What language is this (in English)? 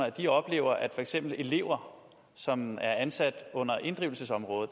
Danish